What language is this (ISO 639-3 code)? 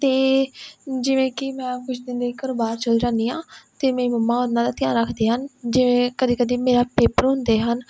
pan